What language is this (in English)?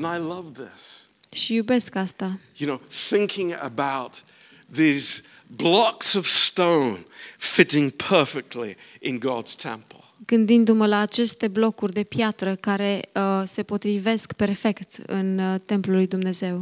Romanian